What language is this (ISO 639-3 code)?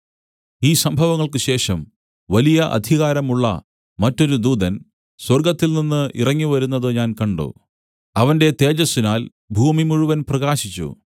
mal